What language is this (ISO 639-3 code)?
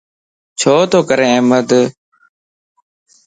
lss